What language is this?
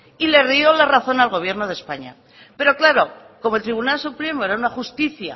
Spanish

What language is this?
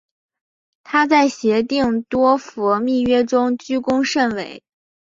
Chinese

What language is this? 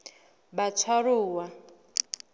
Southern Sotho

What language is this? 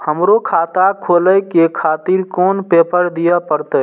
Maithili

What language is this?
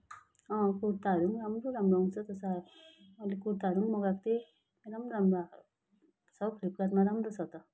Nepali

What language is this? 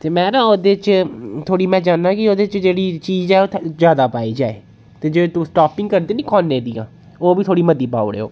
Dogri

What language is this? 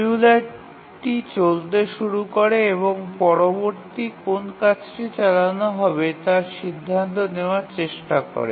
Bangla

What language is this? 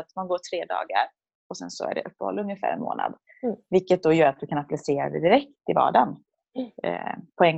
Swedish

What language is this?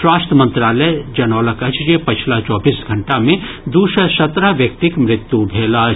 Maithili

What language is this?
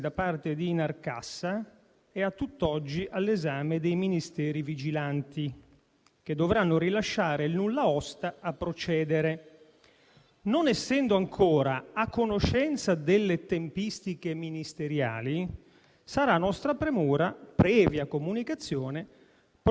Italian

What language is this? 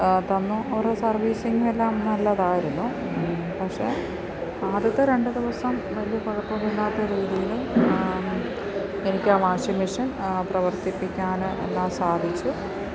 Malayalam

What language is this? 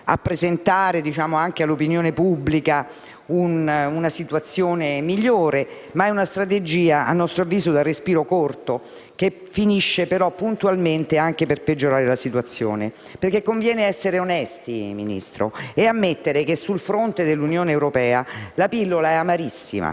Italian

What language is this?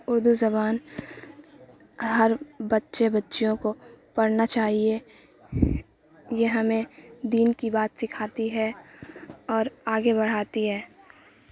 Urdu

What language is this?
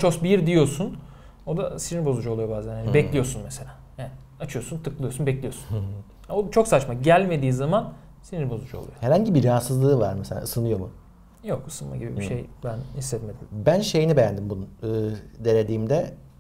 Turkish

